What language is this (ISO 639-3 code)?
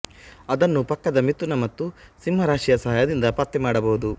kan